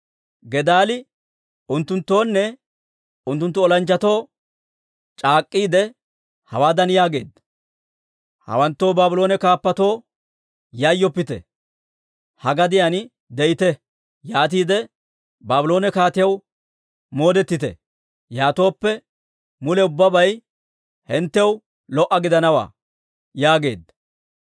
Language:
Dawro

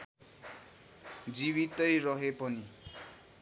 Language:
Nepali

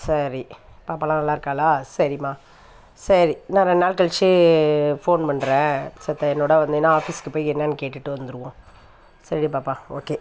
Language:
Tamil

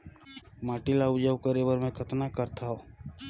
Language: Chhattisgarhi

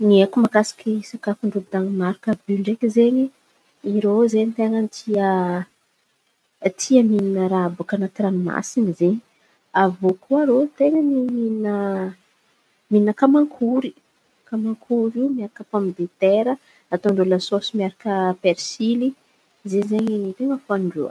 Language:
Antankarana Malagasy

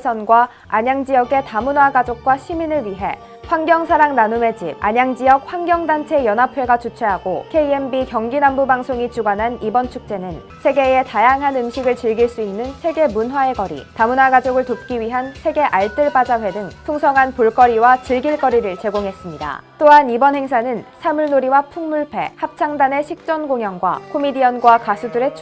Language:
Korean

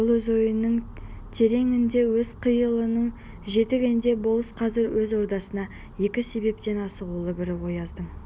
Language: Kazakh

